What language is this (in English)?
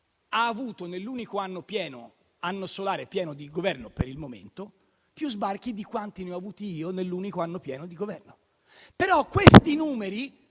Italian